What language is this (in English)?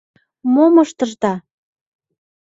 Mari